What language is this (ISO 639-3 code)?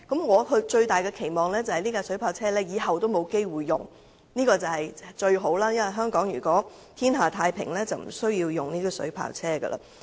yue